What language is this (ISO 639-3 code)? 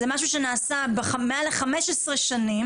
heb